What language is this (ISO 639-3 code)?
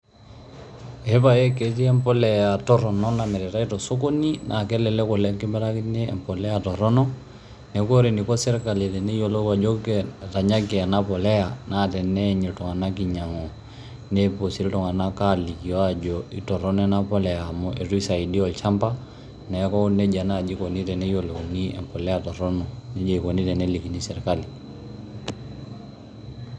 mas